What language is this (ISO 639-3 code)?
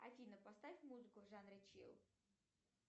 rus